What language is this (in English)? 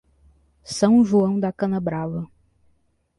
Portuguese